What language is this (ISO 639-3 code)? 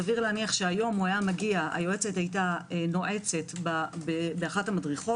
heb